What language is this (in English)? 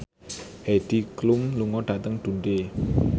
Javanese